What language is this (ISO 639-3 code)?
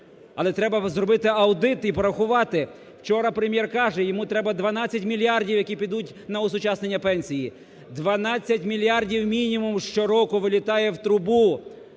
ukr